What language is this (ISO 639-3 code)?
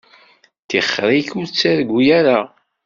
kab